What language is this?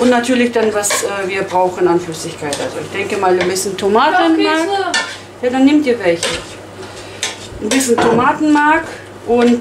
German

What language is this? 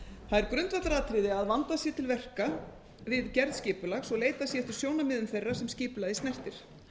Icelandic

